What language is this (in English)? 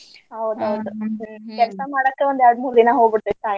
Kannada